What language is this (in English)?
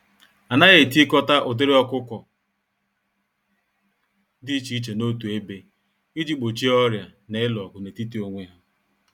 Igbo